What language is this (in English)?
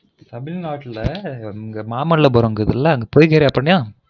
Tamil